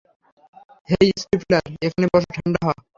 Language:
Bangla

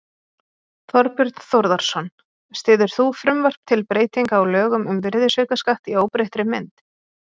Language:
Icelandic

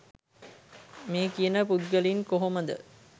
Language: Sinhala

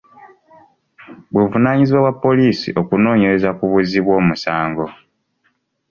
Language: Ganda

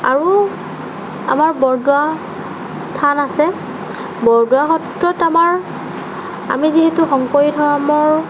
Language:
Assamese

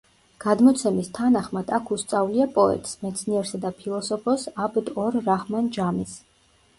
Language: Georgian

